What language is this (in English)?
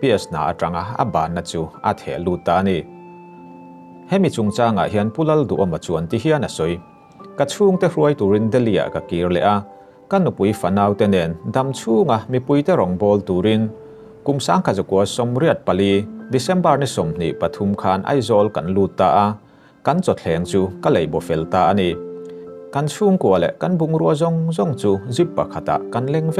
Thai